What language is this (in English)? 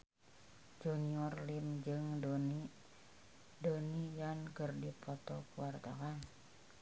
Sundanese